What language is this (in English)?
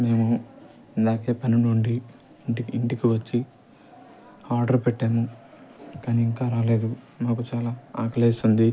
Telugu